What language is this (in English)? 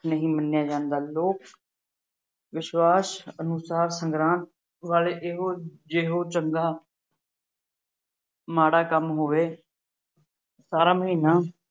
Punjabi